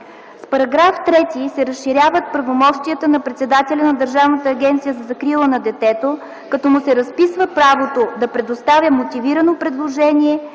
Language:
Bulgarian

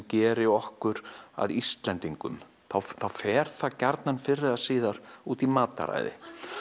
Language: Icelandic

